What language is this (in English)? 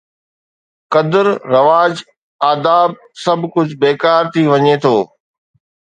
Sindhi